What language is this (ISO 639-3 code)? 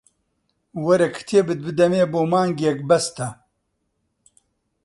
ckb